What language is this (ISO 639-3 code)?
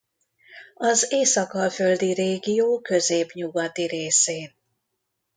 hun